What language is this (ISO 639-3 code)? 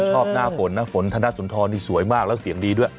tha